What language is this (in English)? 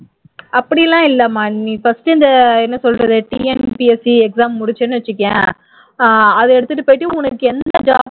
Tamil